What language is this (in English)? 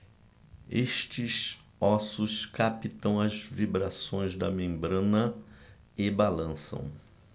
Portuguese